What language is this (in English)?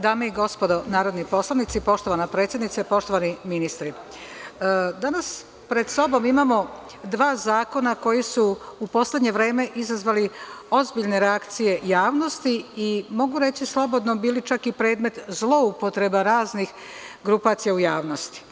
Serbian